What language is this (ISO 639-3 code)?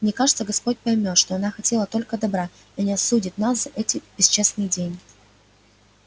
rus